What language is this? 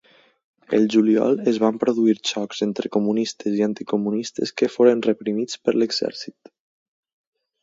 Catalan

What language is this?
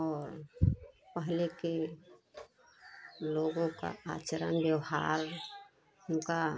Hindi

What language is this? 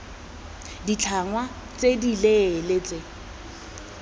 Tswana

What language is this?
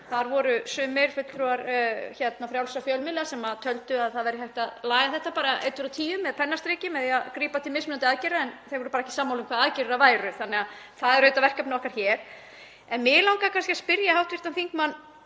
Icelandic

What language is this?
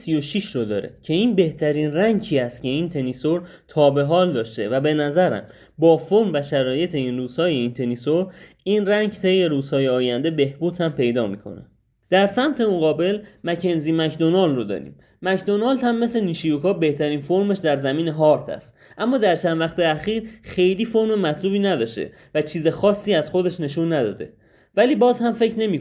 Persian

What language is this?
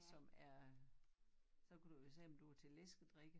Danish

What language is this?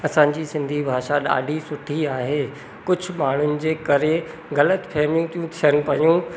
Sindhi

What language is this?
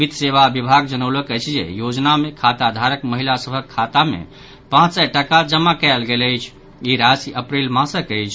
Maithili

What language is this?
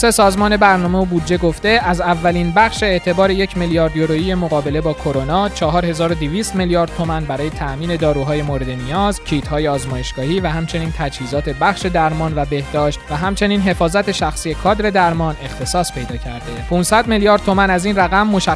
Persian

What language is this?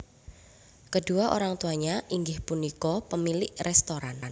Javanese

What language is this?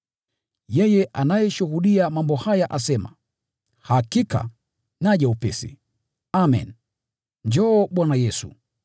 Swahili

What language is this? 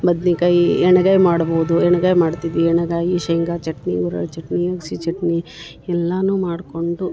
Kannada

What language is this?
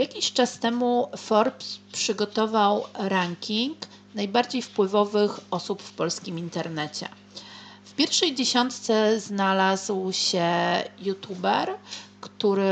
Polish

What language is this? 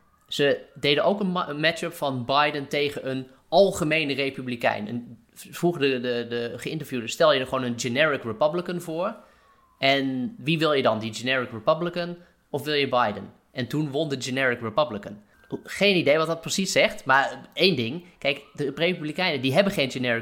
Dutch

